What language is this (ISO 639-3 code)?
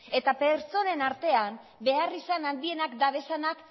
eus